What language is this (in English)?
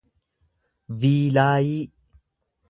Oromo